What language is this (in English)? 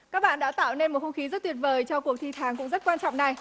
Vietnamese